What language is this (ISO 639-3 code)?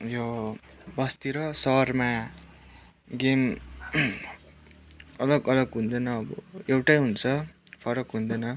nep